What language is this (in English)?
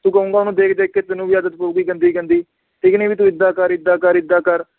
Punjabi